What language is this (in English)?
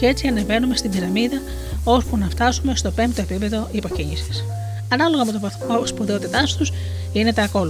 Greek